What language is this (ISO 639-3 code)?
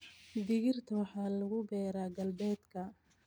som